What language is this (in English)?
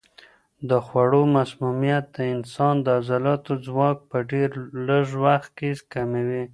Pashto